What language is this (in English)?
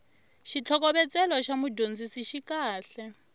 Tsonga